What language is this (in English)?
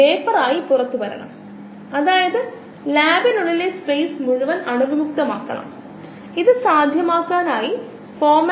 Malayalam